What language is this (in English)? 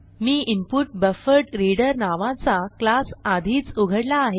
Marathi